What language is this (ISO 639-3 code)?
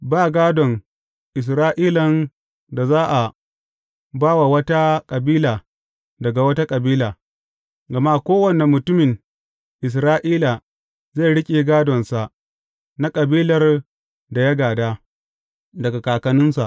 hau